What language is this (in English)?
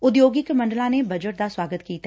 Punjabi